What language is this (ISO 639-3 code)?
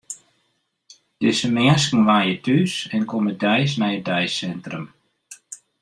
fry